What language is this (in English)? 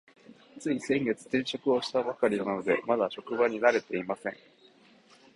Japanese